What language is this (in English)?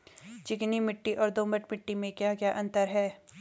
Hindi